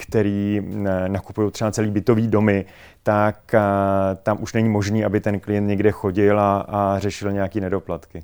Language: Czech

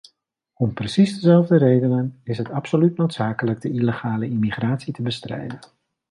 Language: Dutch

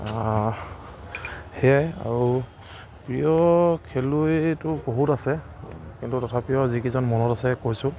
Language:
Assamese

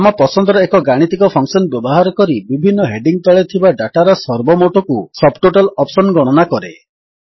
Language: Odia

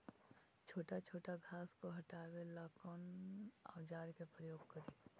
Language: Magahi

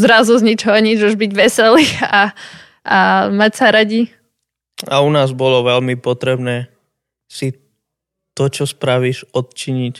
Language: Slovak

